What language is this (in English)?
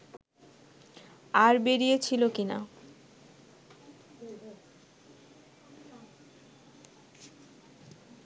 Bangla